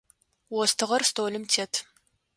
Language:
Adyghe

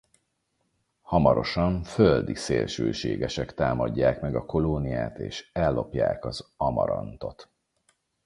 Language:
Hungarian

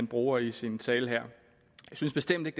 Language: Danish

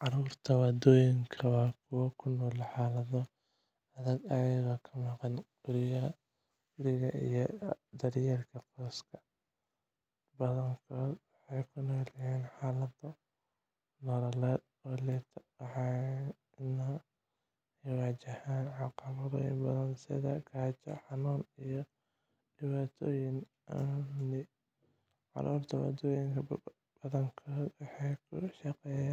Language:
Somali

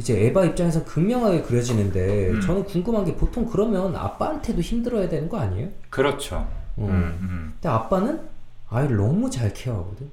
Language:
Korean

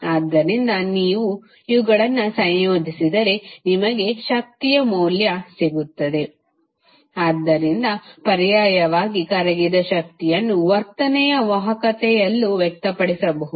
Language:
Kannada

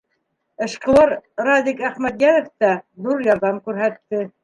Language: Bashkir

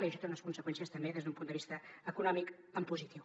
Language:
Catalan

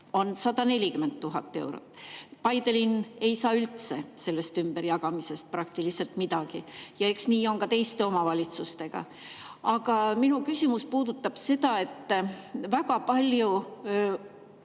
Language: Estonian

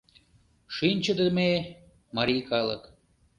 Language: Mari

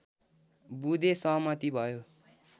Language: Nepali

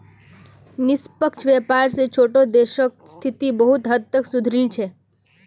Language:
Magahi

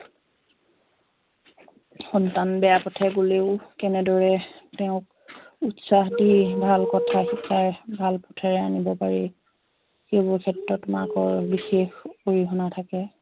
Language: Assamese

